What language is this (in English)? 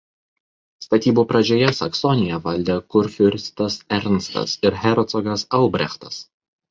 Lithuanian